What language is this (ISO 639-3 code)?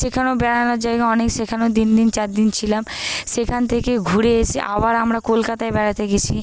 ben